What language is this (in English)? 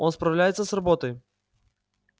Russian